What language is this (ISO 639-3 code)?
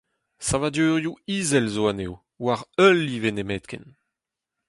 bre